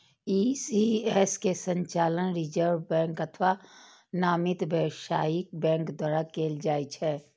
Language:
Maithili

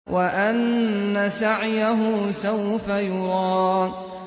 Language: Arabic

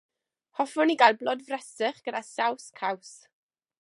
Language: Welsh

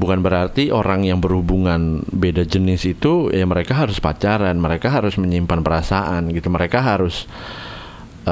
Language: Indonesian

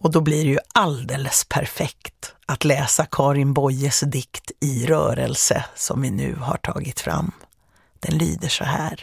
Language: Swedish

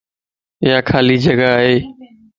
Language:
Lasi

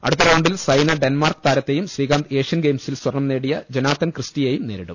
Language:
Malayalam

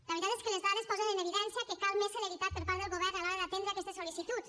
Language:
Catalan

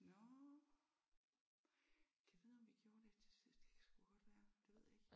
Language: Danish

